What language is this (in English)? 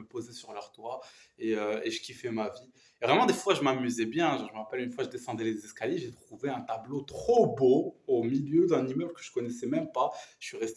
French